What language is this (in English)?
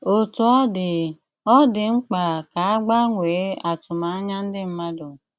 Igbo